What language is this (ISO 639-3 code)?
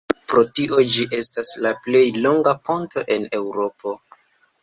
epo